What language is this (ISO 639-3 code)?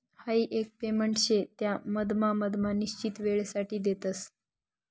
mar